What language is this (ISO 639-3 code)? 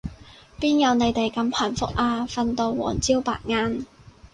yue